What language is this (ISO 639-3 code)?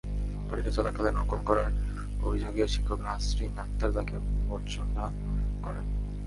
ben